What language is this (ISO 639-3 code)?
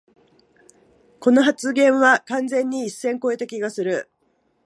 jpn